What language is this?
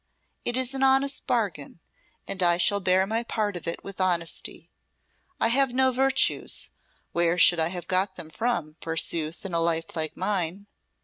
English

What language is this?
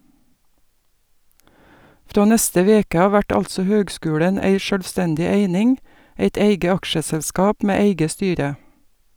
Norwegian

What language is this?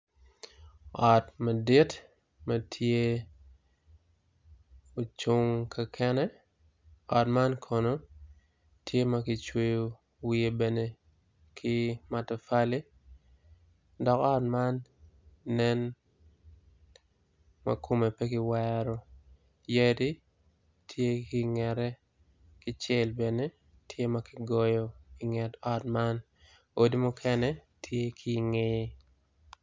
Acoli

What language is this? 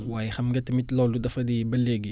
Wolof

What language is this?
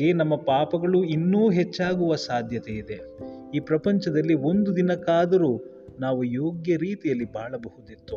Kannada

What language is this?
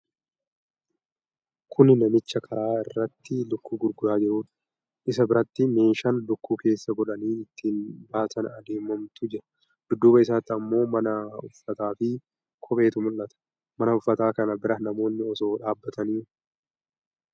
Oromo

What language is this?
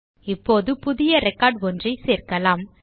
Tamil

